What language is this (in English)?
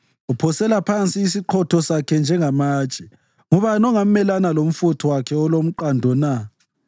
North Ndebele